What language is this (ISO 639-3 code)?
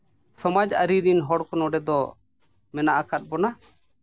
sat